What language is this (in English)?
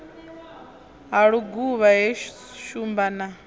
Venda